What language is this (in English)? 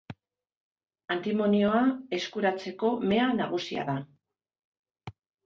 Basque